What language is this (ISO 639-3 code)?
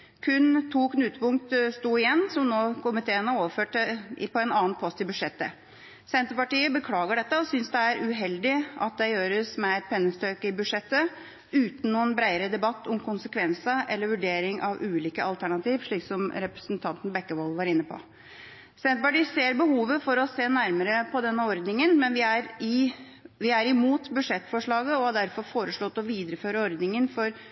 nob